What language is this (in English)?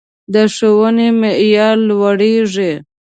Pashto